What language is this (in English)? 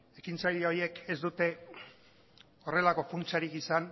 Basque